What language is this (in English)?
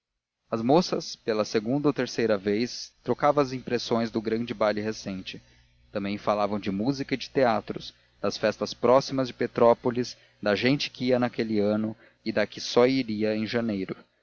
Portuguese